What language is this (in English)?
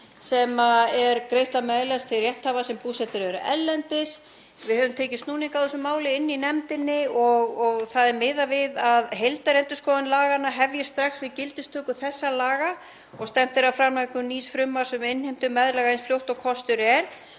Icelandic